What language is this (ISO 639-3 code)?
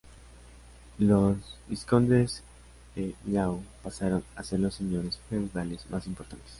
spa